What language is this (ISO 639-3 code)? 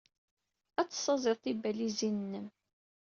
kab